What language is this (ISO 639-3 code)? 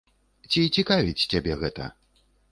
bel